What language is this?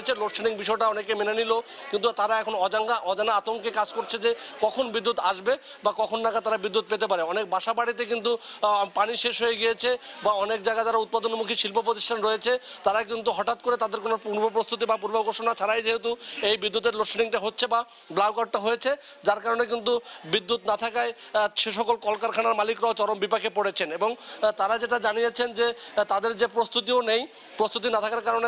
Romanian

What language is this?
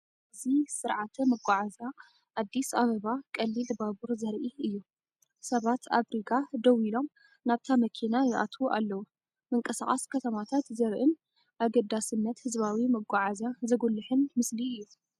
Tigrinya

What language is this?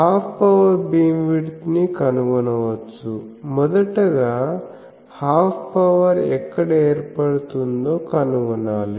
Telugu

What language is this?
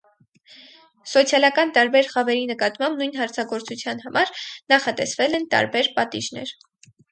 Armenian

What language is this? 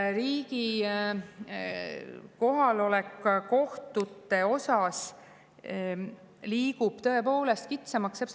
Estonian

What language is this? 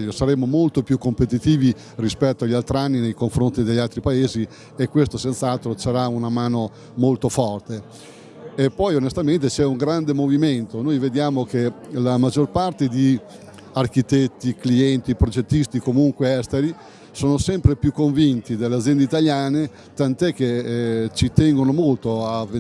Italian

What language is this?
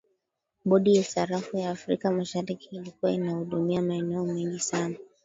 Swahili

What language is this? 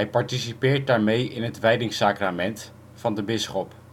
Dutch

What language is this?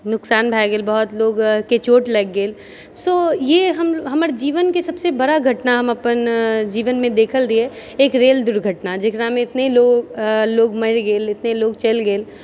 Maithili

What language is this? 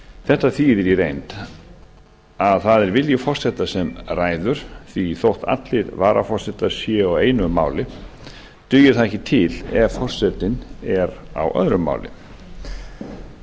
Icelandic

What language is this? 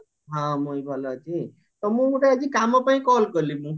Odia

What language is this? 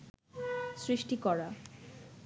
Bangla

